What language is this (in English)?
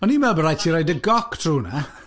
Welsh